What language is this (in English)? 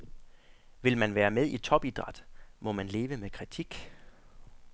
Danish